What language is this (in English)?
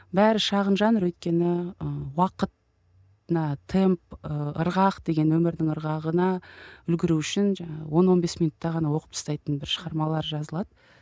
Kazakh